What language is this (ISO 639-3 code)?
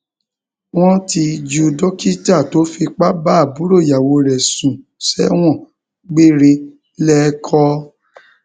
yor